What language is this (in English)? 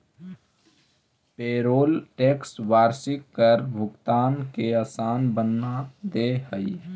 Magahi